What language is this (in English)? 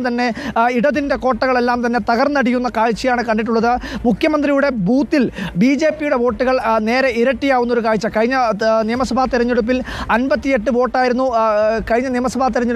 Malayalam